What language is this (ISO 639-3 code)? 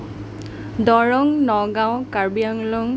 asm